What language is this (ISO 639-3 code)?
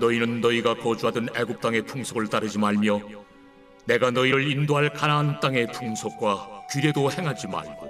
kor